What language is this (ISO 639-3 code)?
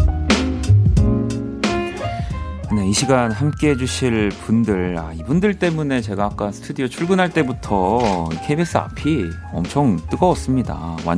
kor